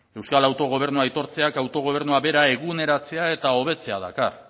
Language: Basque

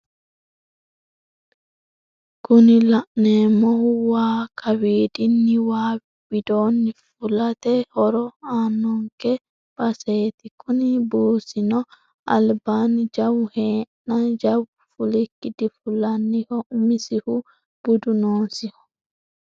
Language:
Sidamo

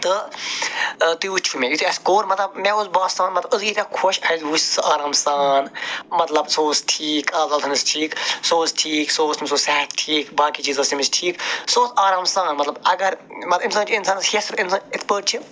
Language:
Kashmiri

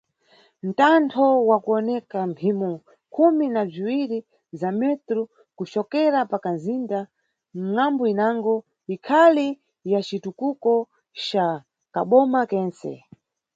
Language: Nyungwe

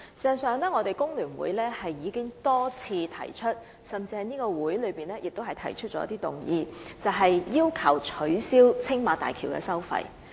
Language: Cantonese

